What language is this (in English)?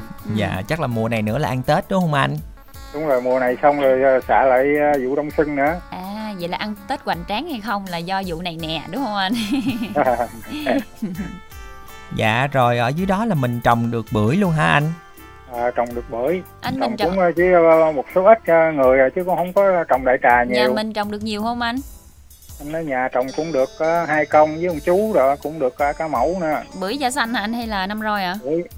Vietnamese